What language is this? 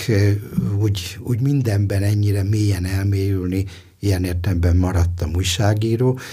Hungarian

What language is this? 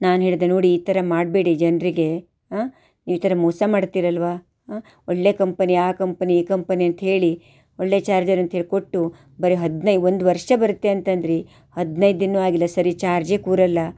Kannada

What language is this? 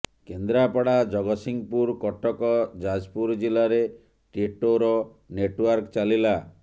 Odia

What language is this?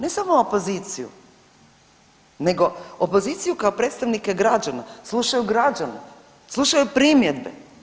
Croatian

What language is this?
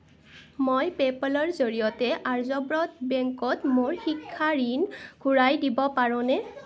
Assamese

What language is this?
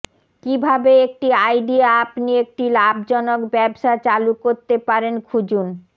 Bangla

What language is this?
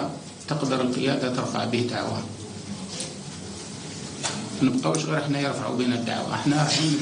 Arabic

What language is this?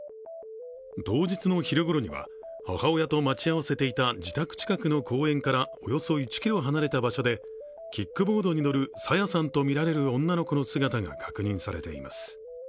Japanese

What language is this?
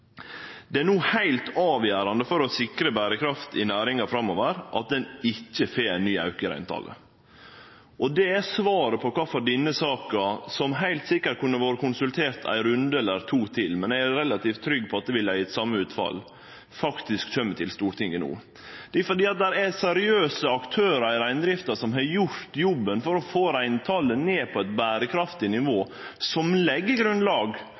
Norwegian Nynorsk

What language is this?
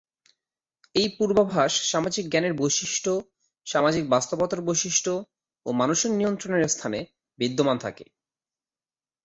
Bangla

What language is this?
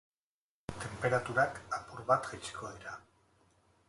Basque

